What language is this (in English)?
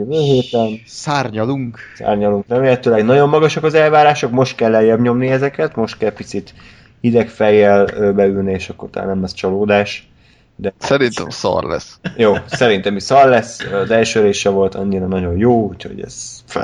Hungarian